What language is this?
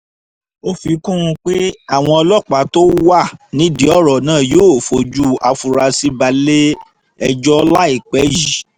Yoruba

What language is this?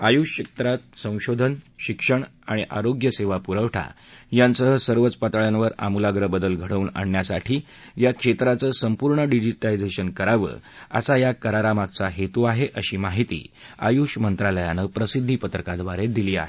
Marathi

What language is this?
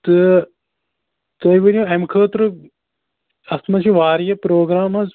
Kashmiri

